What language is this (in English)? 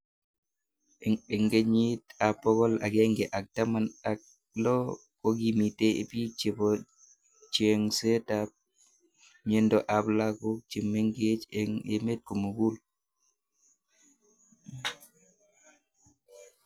Kalenjin